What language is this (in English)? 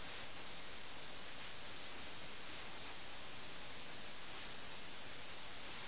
Malayalam